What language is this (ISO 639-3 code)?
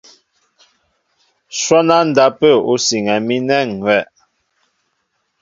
mbo